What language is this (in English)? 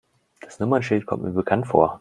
German